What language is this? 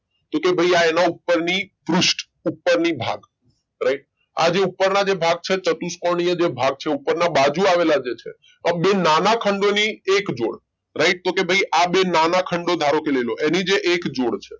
Gujarati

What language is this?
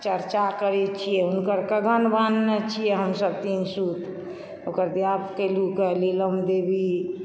Maithili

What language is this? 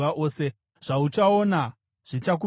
Shona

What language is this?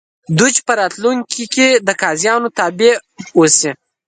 Pashto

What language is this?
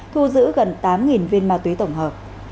Vietnamese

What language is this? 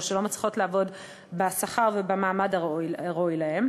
Hebrew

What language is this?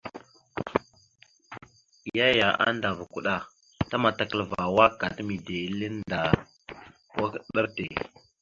Mada (Cameroon)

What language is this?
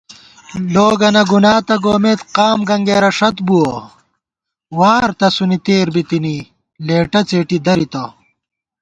Gawar-Bati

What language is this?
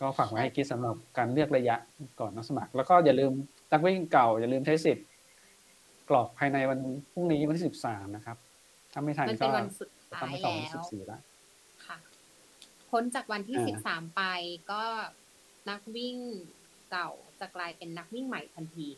Thai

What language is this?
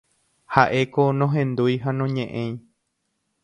Guarani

